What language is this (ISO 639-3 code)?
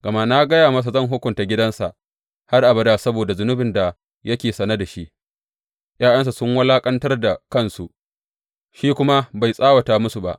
hau